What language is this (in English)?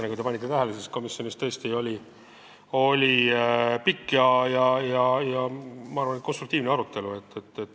Estonian